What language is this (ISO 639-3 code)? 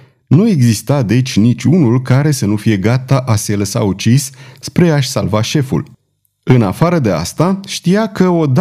ron